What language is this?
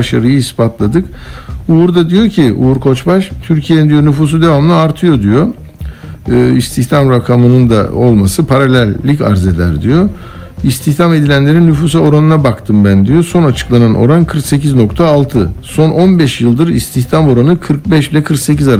Turkish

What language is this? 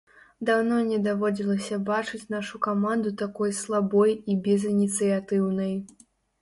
Belarusian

